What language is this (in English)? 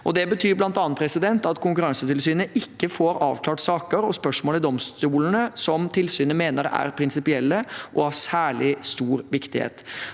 Norwegian